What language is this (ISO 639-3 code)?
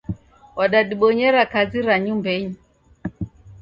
dav